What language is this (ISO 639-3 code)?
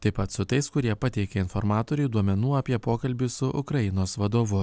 lit